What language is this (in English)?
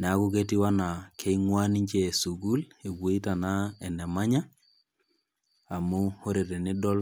Masai